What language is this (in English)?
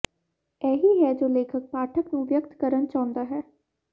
Punjabi